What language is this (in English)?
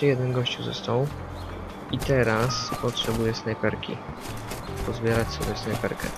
Polish